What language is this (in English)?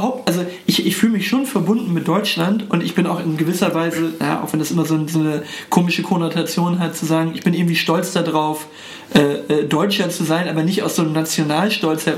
German